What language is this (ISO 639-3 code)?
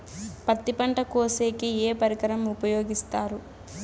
tel